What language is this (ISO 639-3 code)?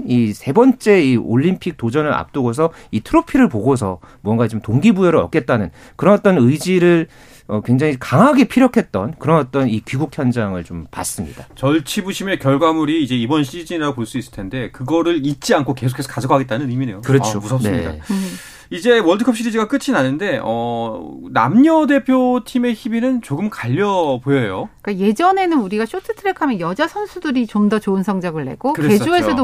kor